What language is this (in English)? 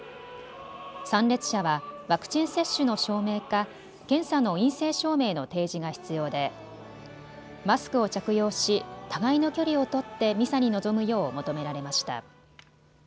Japanese